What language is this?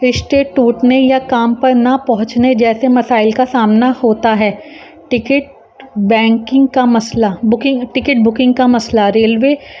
Urdu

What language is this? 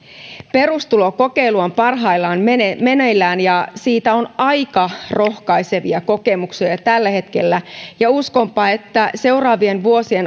Finnish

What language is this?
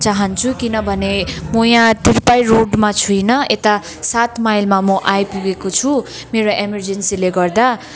Nepali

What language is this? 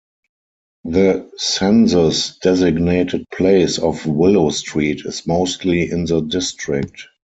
English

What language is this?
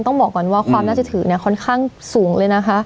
Thai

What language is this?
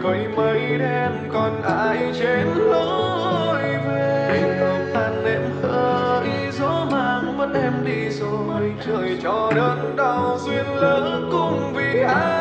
Vietnamese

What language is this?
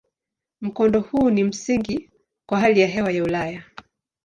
Swahili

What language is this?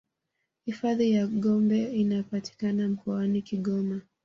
Swahili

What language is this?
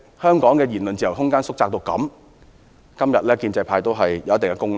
Cantonese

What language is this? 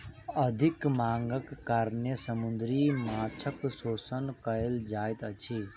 Maithili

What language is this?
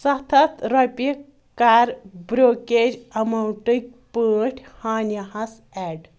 Kashmiri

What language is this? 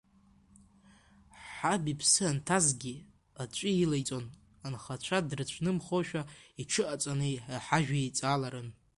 Abkhazian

